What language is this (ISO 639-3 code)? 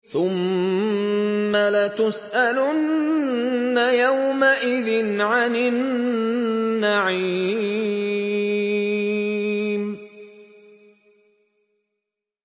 ara